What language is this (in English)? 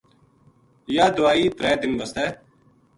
Gujari